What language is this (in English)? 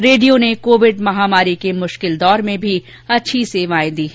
Hindi